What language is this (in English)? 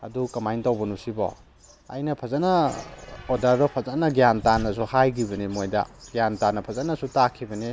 Manipuri